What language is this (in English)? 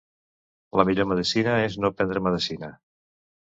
Catalan